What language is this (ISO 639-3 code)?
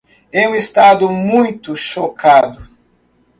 por